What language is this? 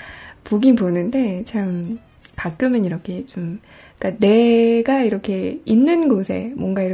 Korean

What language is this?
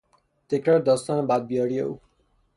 Persian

